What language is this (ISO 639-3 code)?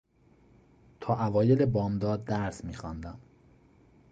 fas